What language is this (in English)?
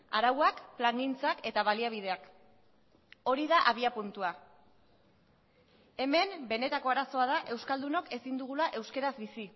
Basque